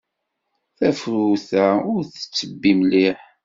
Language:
Kabyle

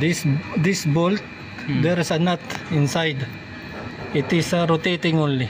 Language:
Filipino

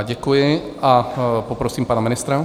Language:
Czech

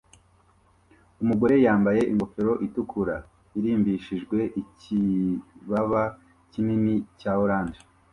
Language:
Kinyarwanda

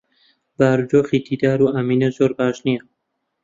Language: Central Kurdish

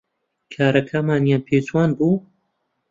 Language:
Central Kurdish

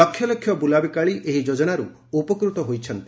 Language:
Odia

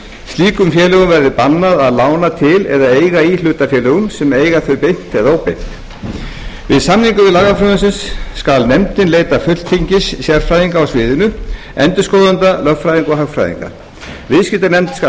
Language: Icelandic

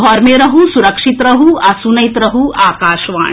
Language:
Maithili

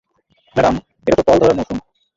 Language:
Bangla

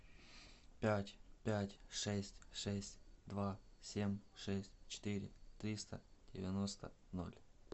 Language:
Russian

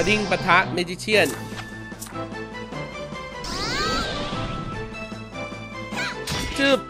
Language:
Thai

